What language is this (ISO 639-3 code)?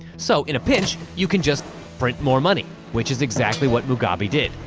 eng